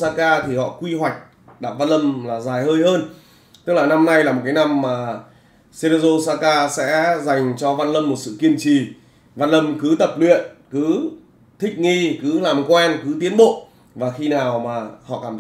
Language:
Vietnamese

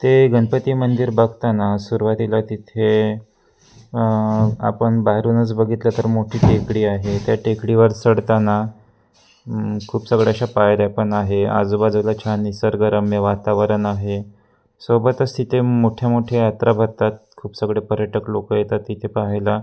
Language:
Marathi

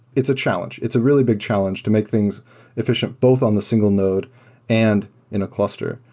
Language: English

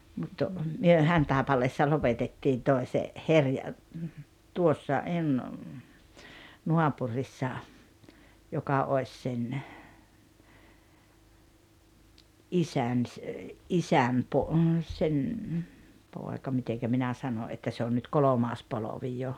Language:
Finnish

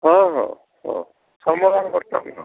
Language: Odia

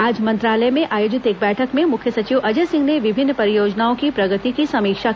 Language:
Hindi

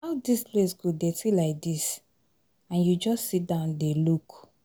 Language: Nigerian Pidgin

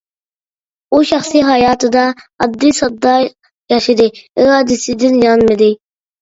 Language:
Uyghur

